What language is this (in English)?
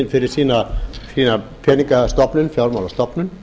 Icelandic